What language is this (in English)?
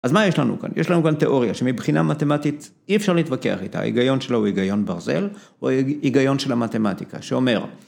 Hebrew